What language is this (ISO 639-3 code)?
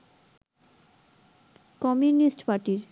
ben